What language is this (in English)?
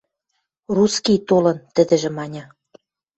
Western Mari